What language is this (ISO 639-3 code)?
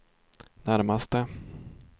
swe